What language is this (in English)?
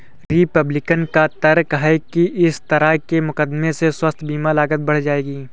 Hindi